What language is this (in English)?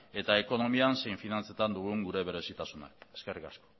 Basque